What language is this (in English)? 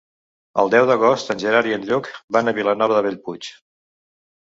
Catalan